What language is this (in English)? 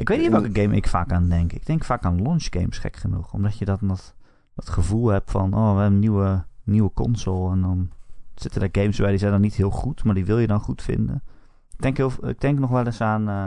Dutch